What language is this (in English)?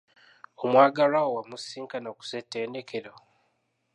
Ganda